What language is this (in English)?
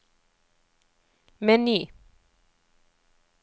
Norwegian